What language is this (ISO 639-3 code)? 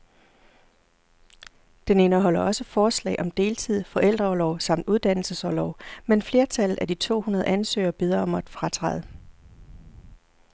dan